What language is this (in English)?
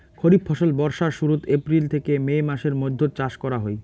Bangla